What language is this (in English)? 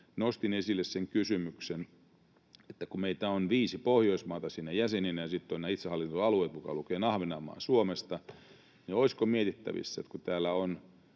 Finnish